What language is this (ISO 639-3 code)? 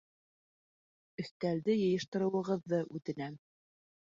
bak